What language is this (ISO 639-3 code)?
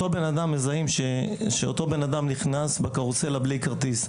heb